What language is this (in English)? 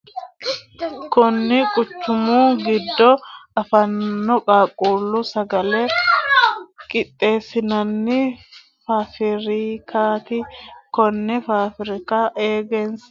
Sidamo